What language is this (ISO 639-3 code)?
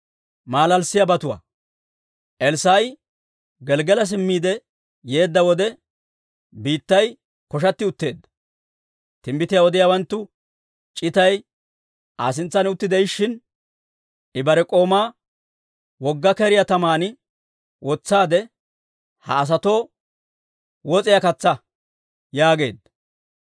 dwr